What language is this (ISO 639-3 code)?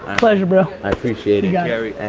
eng